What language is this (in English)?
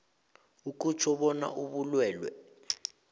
South Ndebele